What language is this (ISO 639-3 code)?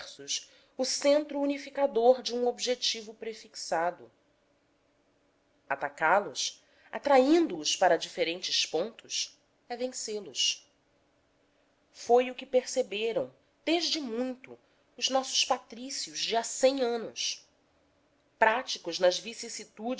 por